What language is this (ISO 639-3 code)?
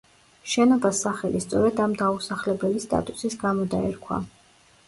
kat